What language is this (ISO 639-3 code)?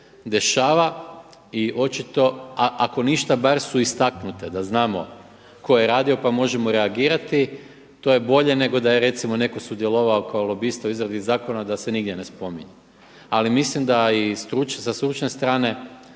hrv